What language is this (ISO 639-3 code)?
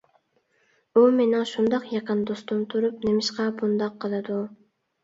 uig